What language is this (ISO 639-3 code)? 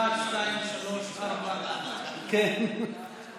heb